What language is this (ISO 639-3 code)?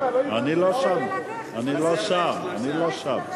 heb